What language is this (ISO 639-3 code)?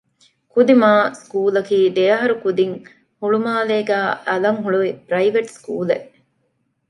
div